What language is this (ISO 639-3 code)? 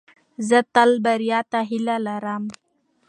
pus